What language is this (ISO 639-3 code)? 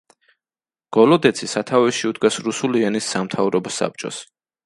kat